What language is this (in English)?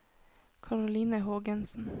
Norwegian